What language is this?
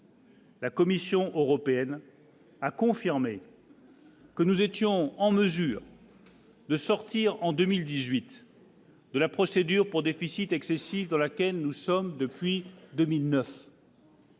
French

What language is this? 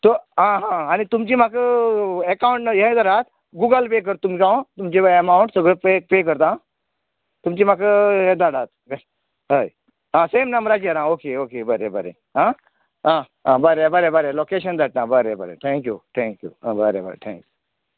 Konkani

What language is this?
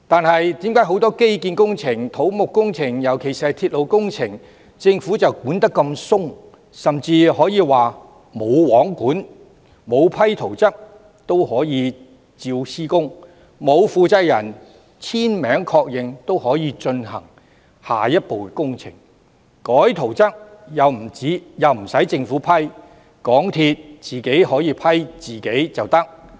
Cantonese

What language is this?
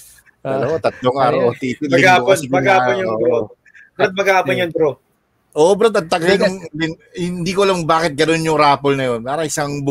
Filipino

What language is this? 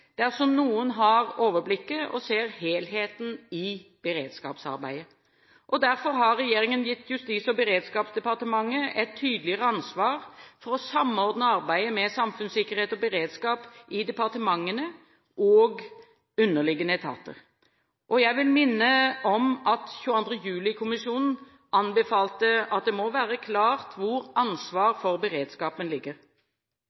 Norwegian Bokmål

